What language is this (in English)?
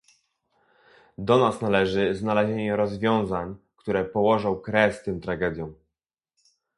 Polish